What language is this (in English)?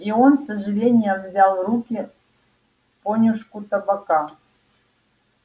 Russian